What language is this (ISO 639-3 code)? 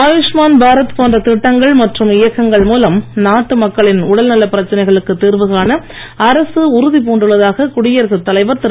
tam